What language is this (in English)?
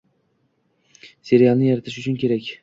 Uzbek